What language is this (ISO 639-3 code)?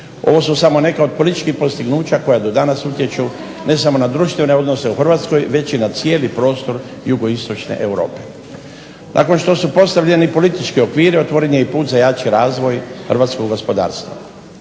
hrv